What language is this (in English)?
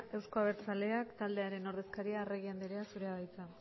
Basque